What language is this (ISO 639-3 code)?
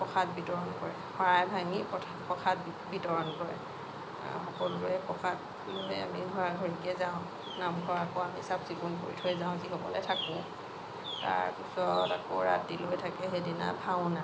asm